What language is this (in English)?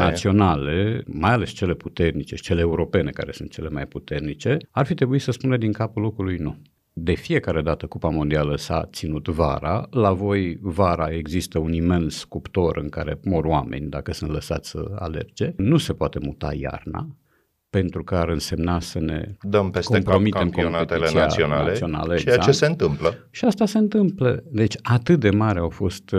Romanian